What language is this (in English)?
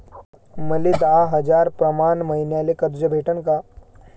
Marathi